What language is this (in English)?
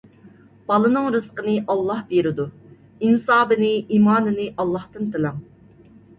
Uyghur